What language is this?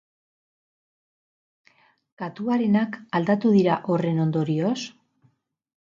Basque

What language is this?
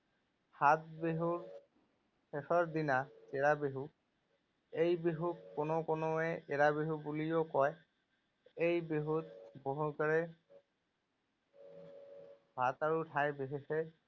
Assamese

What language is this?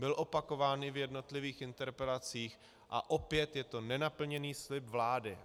Czech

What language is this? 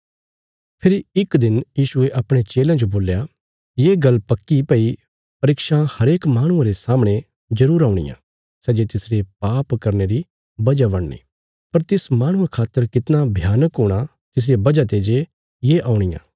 Bilaspuri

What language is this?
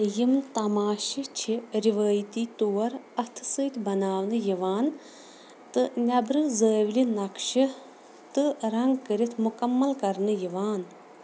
Kashmiri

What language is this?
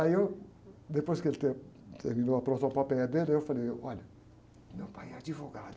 Portuguese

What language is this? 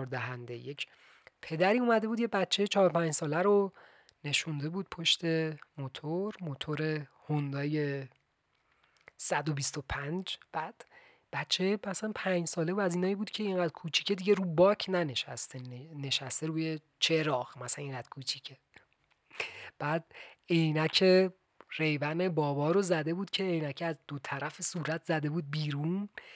Persian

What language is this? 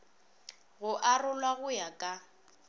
Northern Sotho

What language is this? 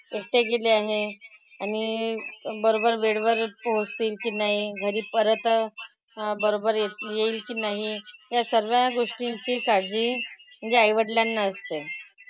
Marathi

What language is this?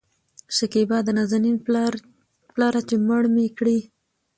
Pashto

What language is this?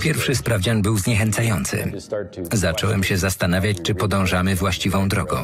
Polish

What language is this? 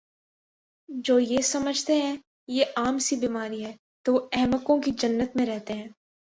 Urdu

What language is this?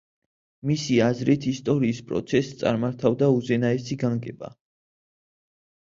Georgian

